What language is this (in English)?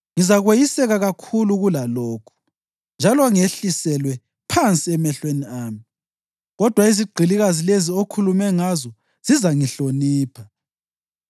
North Ndebele